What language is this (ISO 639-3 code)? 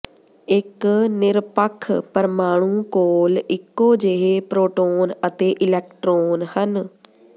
pan